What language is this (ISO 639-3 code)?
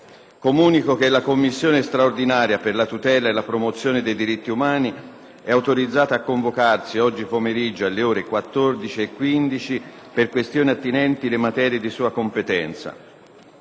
ita